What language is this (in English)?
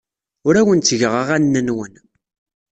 Kabyle